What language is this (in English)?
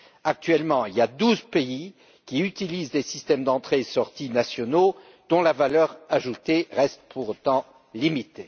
French